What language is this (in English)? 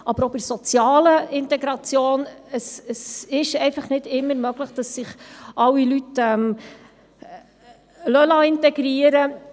Swiss German